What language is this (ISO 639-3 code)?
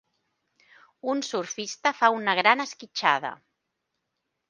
cat